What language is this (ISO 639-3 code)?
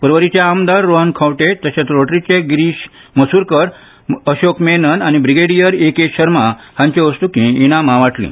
kok